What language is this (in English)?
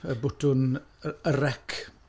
Welsh